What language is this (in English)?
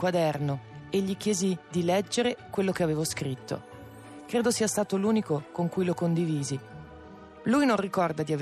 Italian